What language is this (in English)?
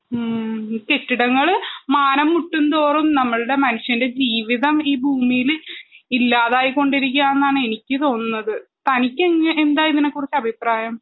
Malayalam